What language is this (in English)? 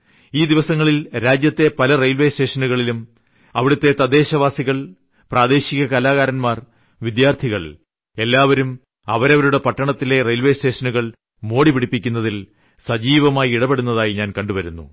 Malayalam